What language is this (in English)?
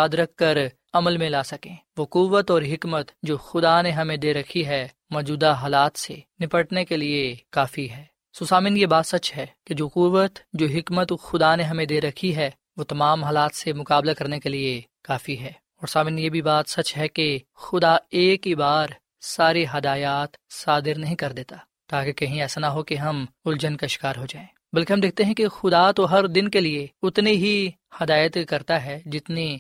Urdu